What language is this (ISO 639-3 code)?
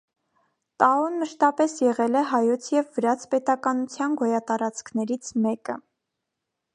hye